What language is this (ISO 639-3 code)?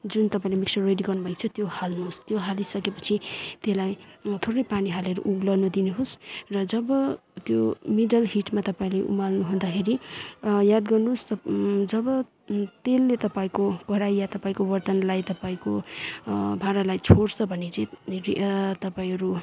nep